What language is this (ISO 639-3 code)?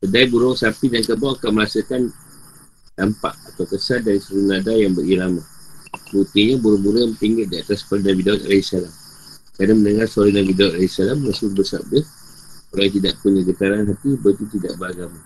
msa